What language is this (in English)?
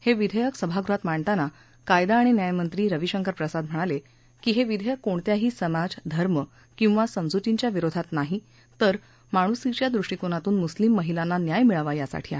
Marathi